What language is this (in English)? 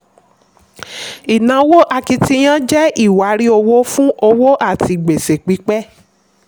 Yoruba